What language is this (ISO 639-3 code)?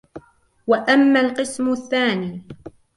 ara